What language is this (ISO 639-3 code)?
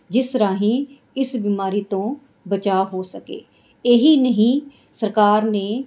pan